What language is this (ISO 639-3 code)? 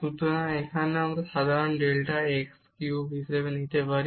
ben